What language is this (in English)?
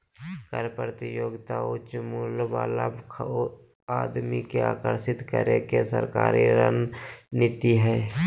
Magahi